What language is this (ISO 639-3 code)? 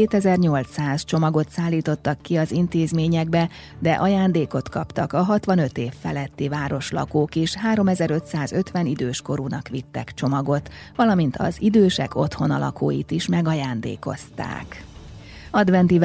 hun